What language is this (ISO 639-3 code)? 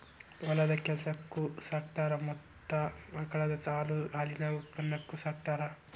kan